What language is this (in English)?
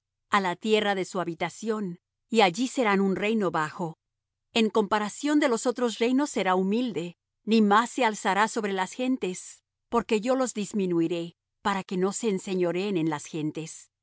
Spanish